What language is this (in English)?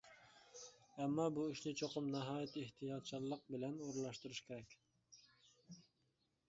Uyghur